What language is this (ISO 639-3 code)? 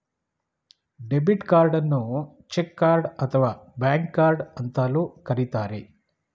kan